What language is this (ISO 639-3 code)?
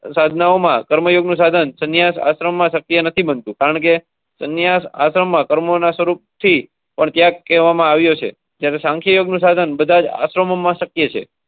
guj